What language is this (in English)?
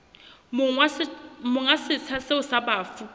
Southern Sotho